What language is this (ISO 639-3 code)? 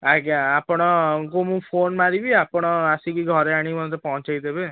ori